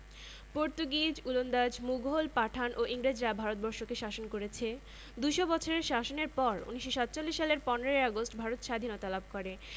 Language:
Bangla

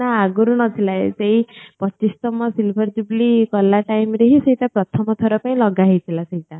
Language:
Odia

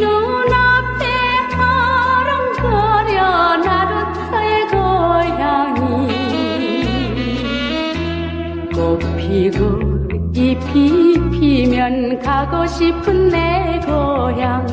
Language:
Korean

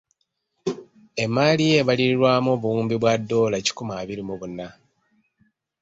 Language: Ganda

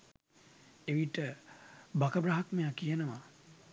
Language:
Sinhala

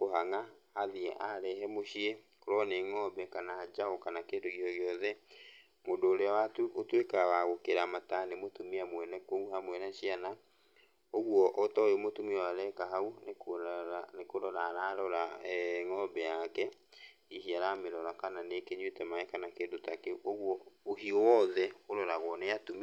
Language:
Kikuyu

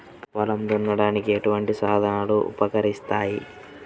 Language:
Telugu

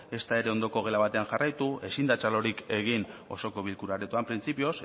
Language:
Basque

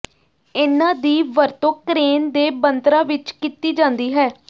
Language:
Punjabi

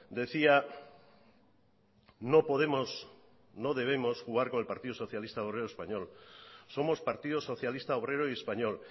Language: Spanish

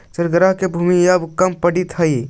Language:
Magahi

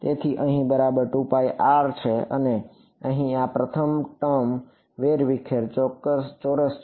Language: Gujarati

